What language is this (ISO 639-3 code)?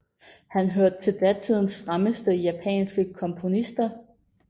dan